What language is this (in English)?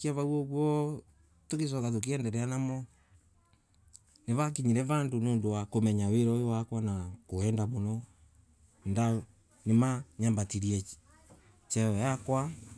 Embu